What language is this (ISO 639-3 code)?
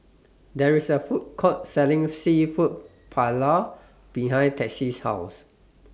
eng